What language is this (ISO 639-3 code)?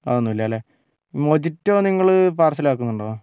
mal